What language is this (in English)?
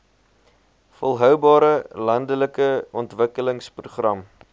Afrikaans